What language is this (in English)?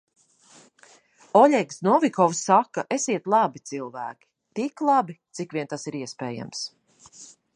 Latvian